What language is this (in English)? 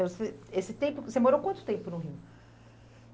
Portuguese